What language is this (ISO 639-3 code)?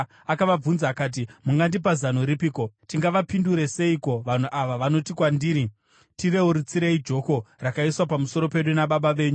sna